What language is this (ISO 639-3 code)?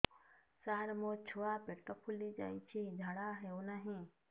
ori